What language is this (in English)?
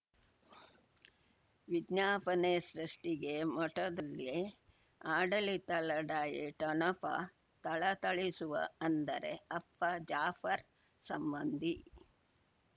Kannada